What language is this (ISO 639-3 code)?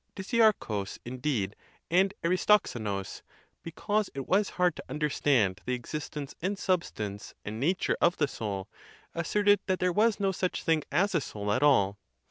eng